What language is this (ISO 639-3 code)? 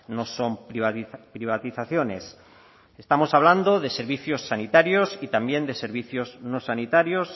spa